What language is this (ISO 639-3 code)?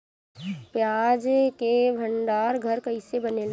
bho